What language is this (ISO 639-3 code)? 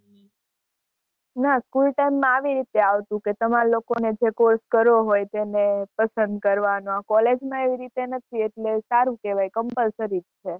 guj